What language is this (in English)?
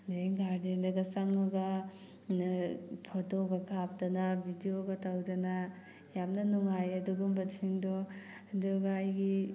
Manipuri